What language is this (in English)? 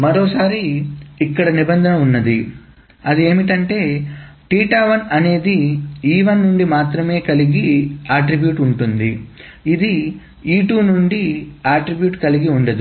Telugu